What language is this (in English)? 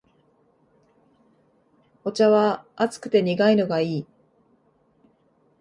Japanese